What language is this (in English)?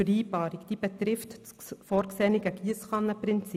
Swiss German